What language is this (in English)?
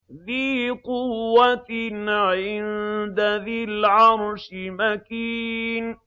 Arabic